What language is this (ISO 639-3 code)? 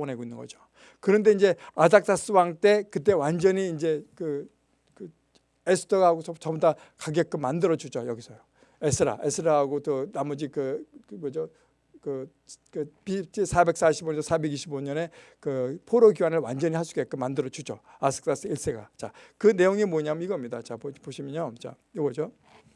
kor